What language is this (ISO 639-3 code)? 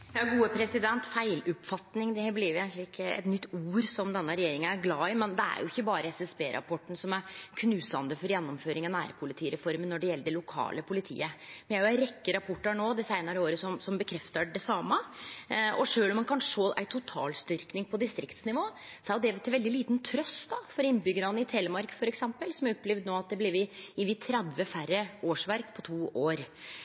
nno